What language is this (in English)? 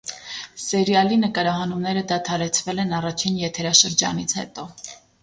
Armenian